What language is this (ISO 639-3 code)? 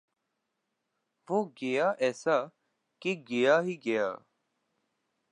urd